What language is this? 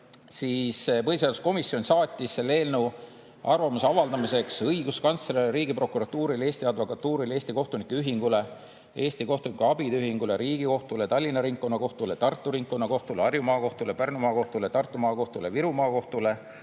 Estonian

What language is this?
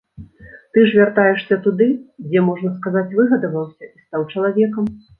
Belarusian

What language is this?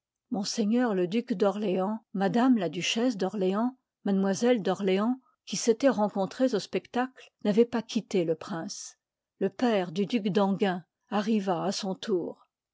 French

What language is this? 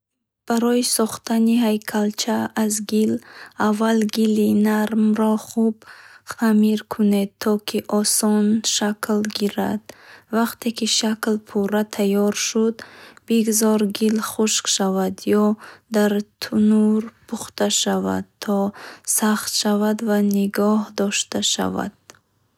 Bukharic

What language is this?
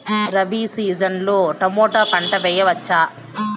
Telugu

